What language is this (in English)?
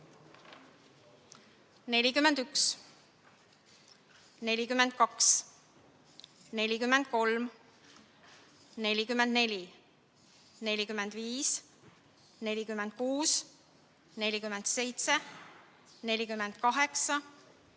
Estonian